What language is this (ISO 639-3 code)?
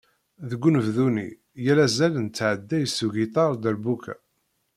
kab